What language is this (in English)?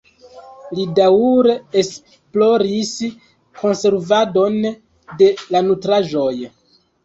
Esperanto